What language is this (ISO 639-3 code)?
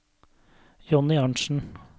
nor